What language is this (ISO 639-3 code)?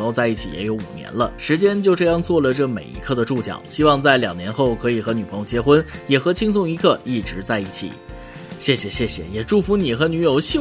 zho